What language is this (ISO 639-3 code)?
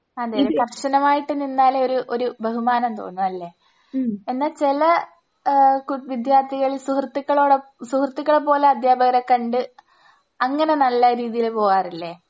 mal